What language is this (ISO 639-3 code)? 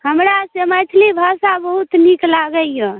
mai